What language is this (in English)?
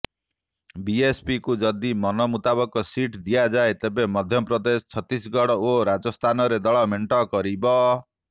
Odia